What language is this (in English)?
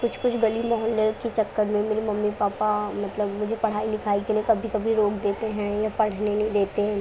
Urdu